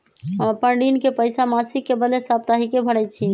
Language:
Magahi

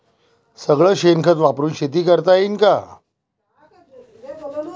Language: Marathi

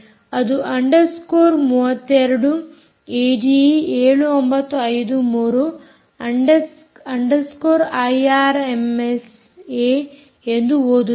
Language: Kannada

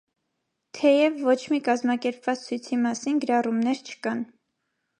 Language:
Armenian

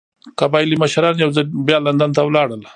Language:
Pashto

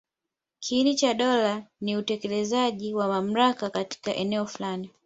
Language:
Swahili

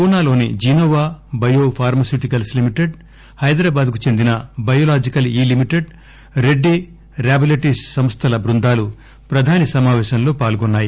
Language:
Telugu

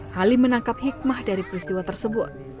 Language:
Indonesian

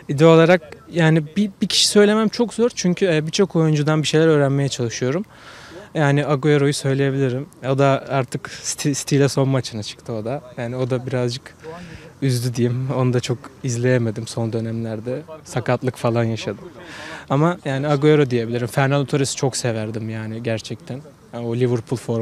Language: Turkish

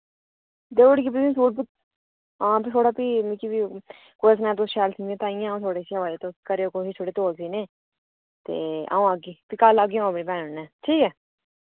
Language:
Dogri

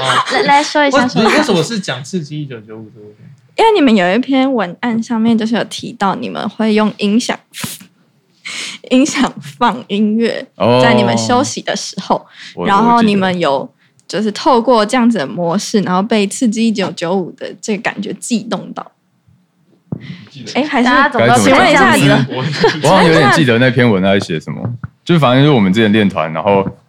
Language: Chinese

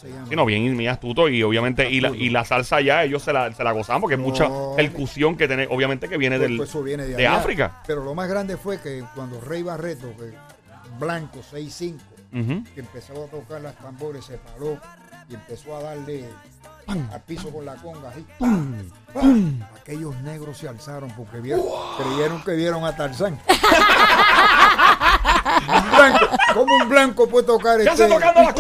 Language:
Spanish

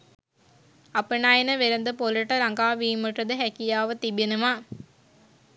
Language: Sinhala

